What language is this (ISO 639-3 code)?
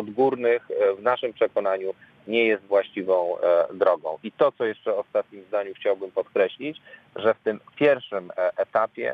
pol